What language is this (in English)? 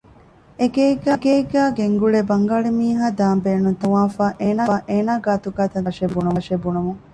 Divehi